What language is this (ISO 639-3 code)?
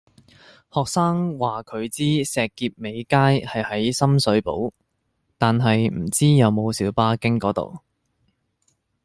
yue